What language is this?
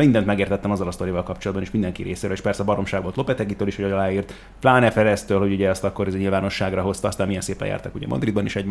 Hungarian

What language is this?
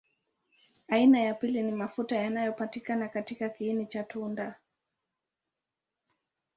Swahili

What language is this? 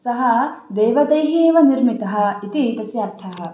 Sanskrit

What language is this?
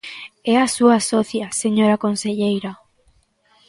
Galician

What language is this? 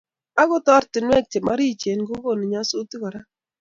Kalenjin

